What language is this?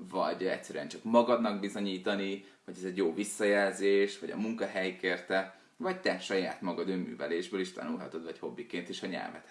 Hungarian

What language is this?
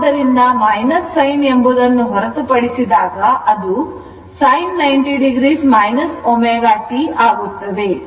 Kannada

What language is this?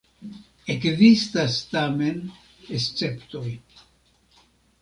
Esperanto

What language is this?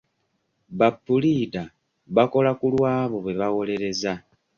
Ganda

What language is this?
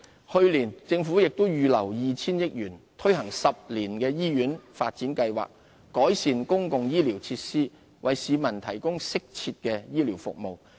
Cantonese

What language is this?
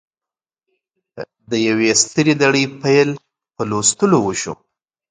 Pashto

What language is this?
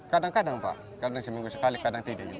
Indonesian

